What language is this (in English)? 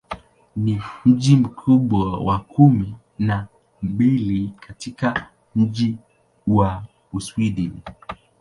Swahili